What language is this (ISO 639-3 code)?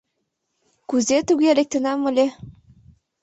chm